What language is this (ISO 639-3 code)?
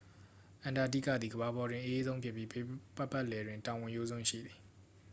mya